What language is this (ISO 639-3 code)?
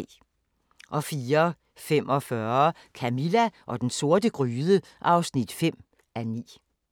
dan